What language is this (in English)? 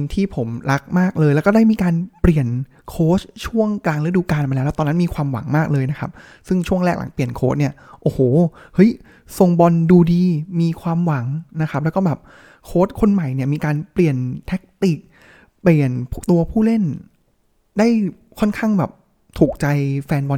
Thai